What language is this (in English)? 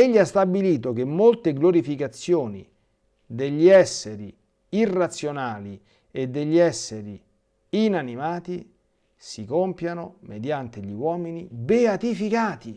Italian